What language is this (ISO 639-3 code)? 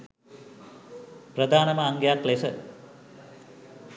sin